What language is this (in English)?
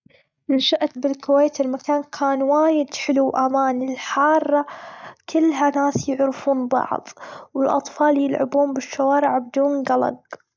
Gulf Arabic